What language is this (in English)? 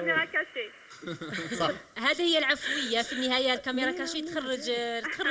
Arabic